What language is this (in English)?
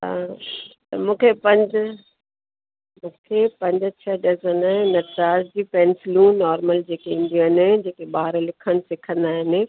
Sindhi